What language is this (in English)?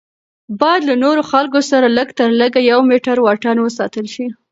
Pashto